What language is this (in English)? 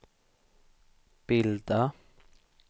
Swedish